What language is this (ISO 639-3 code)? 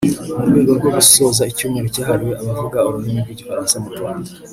kin